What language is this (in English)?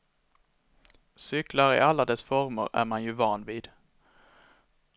Swedish